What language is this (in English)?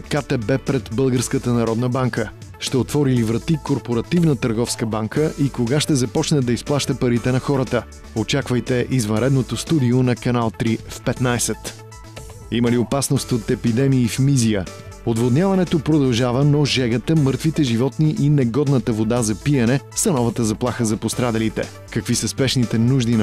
Bulgarian